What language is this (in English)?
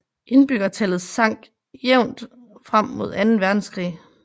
Danish